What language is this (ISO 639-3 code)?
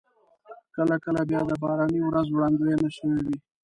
pus